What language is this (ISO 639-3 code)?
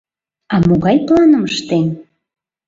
chm